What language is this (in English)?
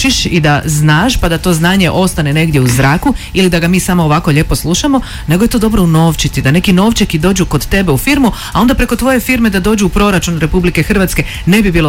Croatian